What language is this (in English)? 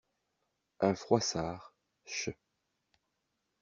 French